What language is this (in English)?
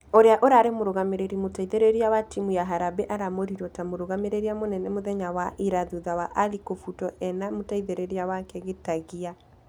Kikuyu